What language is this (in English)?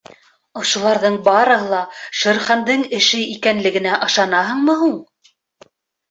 Bashkir